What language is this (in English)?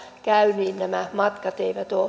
Finnish